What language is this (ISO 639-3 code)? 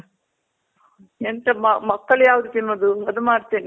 kan